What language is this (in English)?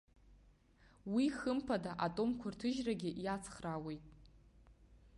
Abkhazian